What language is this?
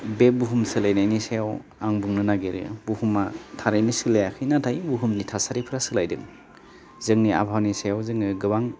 Bodo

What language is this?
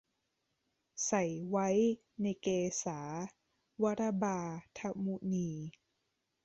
Thai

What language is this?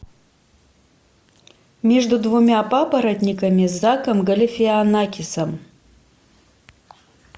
Russian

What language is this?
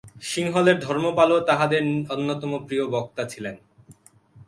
Bangla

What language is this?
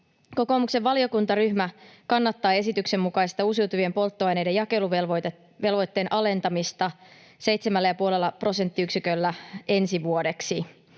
Finnish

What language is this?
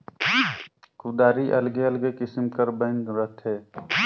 Chhattisgarhi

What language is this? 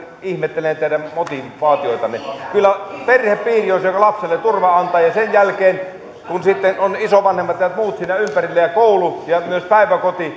Finnish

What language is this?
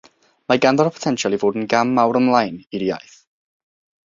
Welsh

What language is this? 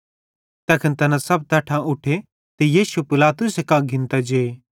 Bhadrawahi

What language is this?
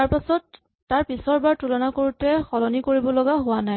Assamese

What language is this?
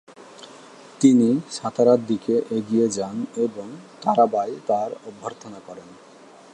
Bangla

